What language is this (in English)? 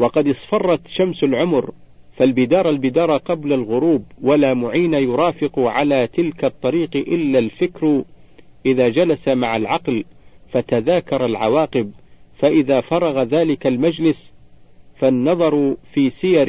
Arabic